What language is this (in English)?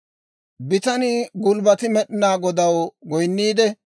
Dawro